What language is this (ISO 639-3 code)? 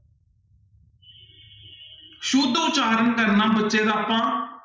pan